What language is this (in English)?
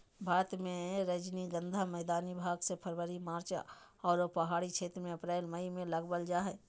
Magahi